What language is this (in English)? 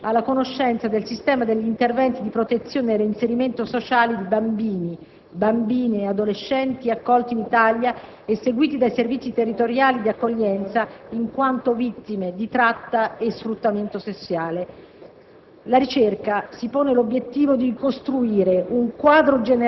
Italian